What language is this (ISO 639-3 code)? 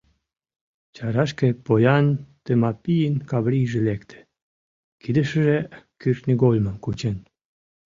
chm